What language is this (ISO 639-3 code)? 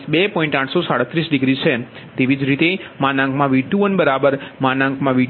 guj